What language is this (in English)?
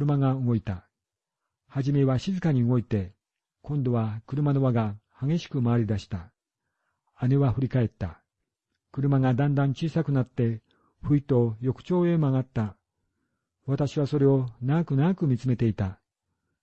Japanese